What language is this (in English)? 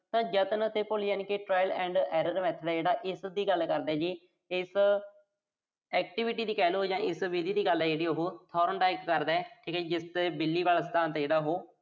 Punjabi